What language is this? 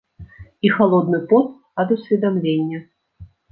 Belarusian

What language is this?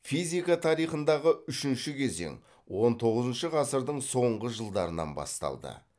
Kazakh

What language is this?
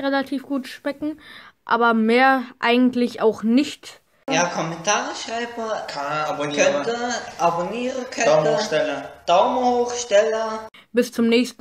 German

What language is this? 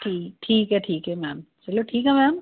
Punjabi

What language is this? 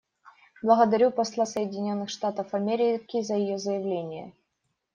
Russian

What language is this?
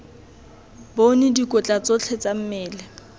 Tswana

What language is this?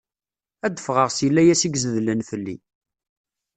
Kabyle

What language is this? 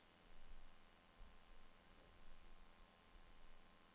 Norwegian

